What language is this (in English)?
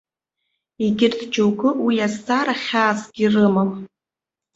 Abkhazian